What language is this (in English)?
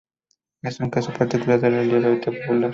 Spanish